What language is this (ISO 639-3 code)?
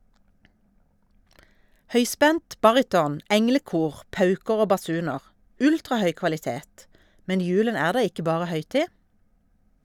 nor